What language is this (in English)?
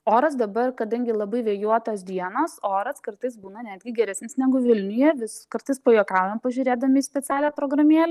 Lithuanian